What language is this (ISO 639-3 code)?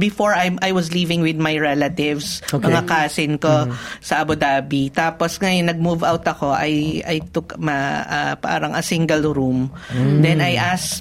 fil